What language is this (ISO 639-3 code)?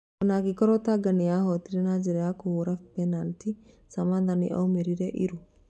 kik